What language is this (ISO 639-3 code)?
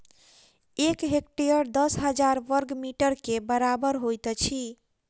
mai